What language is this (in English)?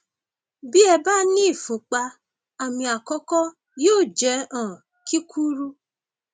Yoruba